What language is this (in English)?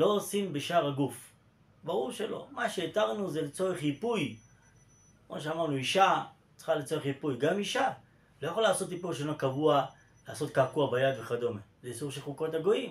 Hebrew